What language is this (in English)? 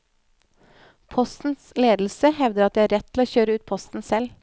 Norwegian